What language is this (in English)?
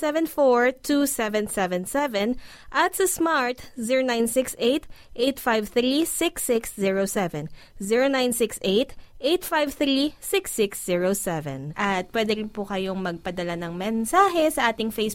Filipino